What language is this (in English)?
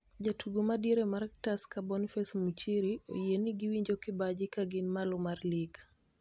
Luo (Kenya and Tanzania)